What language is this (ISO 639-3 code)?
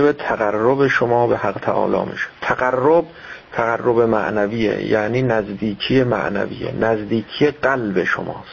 fas